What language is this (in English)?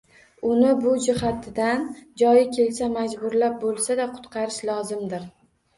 Uzbek